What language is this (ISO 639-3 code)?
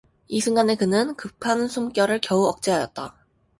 kor